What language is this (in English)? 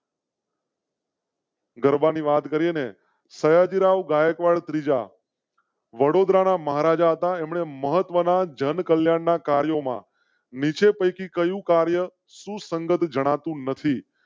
Gujarati